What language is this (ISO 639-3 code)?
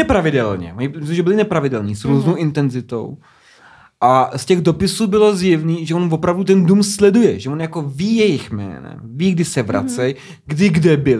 ces